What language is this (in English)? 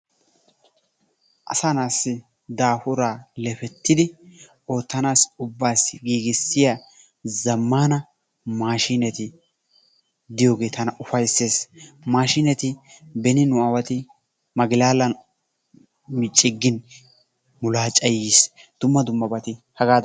Wolaytta